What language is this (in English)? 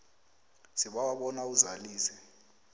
South Ndebele